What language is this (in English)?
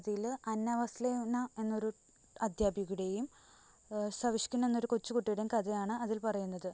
Malayalam